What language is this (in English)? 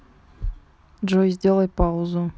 Russian